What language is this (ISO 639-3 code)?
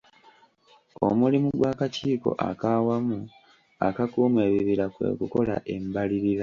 lug